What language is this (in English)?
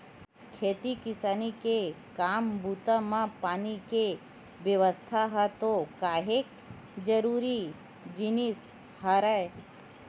Chhattisgarhi